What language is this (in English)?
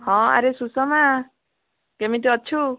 Odia